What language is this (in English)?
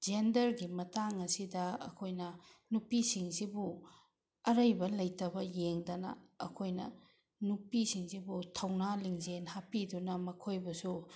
Manipuri